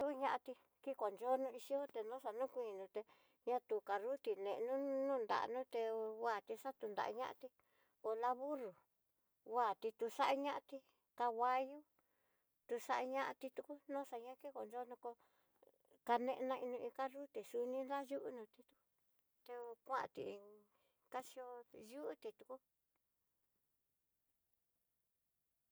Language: Tidaá Mixtec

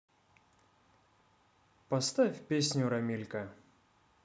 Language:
Russian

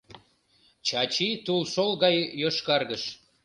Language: Mari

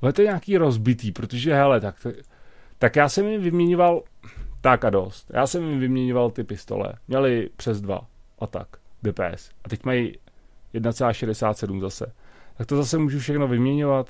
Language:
Czech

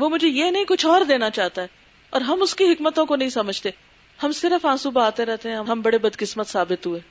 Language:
Urdu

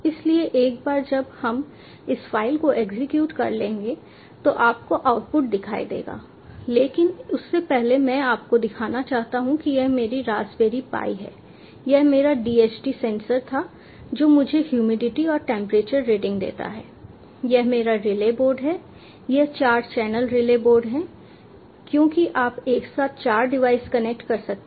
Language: Hindi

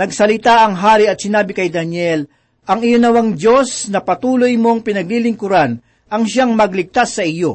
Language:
Filipino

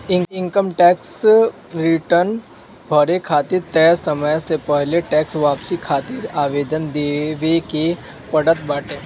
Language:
Bhojpuri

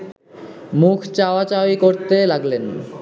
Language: Bangla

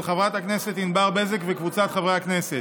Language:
Hebrew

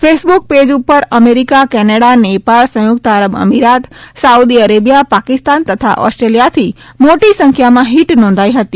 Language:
Gujarati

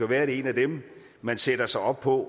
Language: Danish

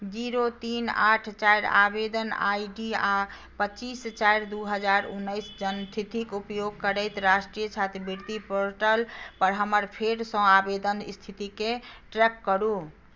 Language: Maithili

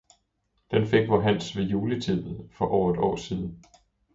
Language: Danish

